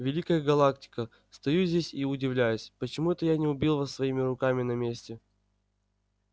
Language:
Russian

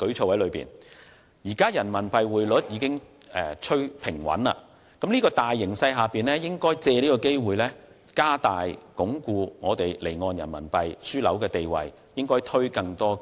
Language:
Cantonese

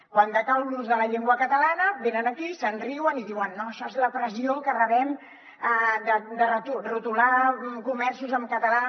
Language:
Catalan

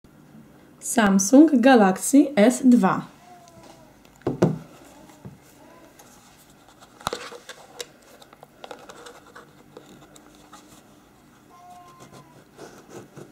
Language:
Polish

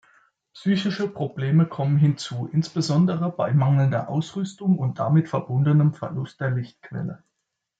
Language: German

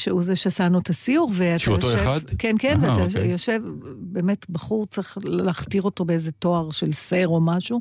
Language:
Hebrew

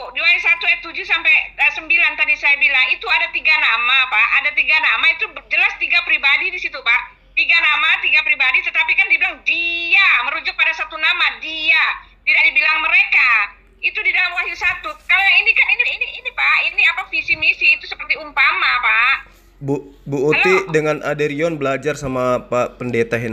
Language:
Indonesian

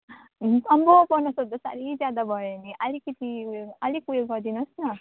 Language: Nepali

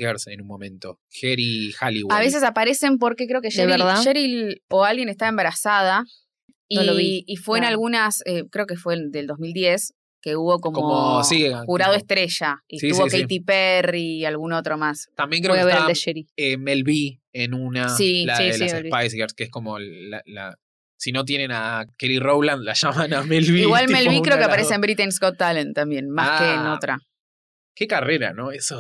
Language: Spanish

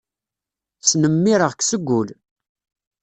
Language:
Kabyle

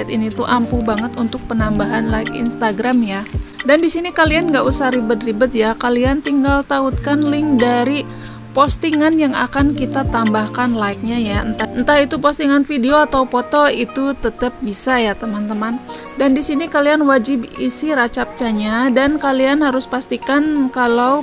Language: Indonesian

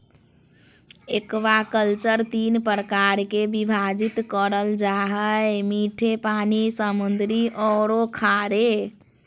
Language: Magahi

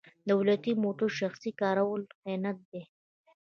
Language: Pashto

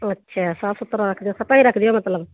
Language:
Punjabi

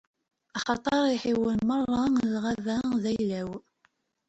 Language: Kabyle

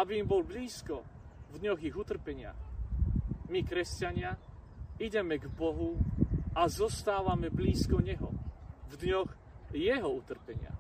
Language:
Slovak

